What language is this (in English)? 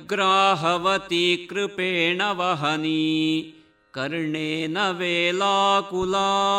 Kannada